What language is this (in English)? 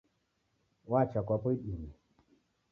Taita